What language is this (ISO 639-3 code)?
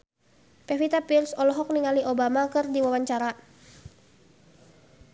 sun